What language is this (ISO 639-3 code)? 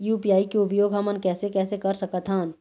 hne